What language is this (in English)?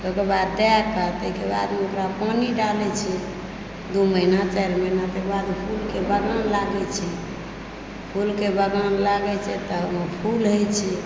Maithili